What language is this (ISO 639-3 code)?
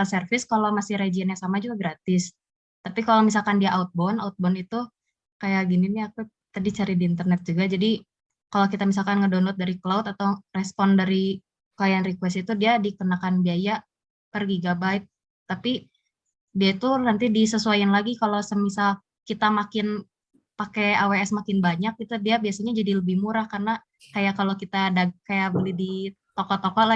ind